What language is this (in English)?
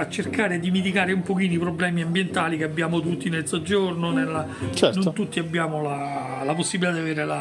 Italian